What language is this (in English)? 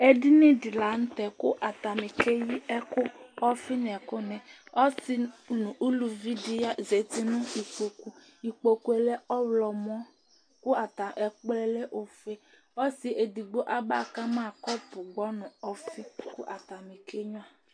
Ikposo